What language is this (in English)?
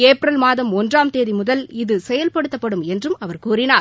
Tamil